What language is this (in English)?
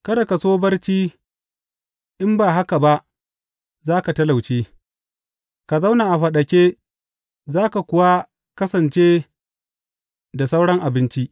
Hausa